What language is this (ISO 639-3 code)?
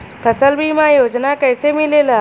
bho